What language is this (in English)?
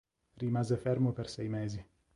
Italian